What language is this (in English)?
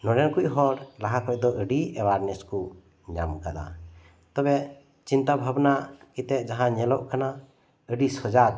Santali